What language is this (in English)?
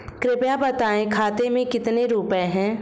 Hindi